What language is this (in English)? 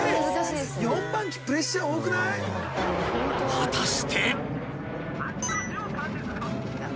Japanese